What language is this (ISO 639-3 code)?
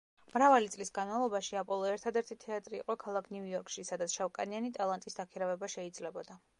kat